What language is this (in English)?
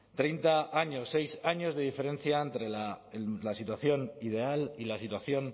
Spanish